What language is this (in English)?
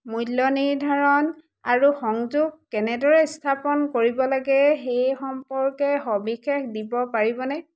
Assamese